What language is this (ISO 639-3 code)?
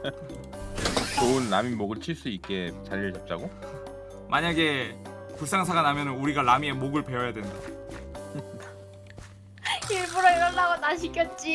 kor